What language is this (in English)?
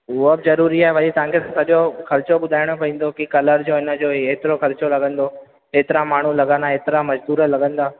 Sindhi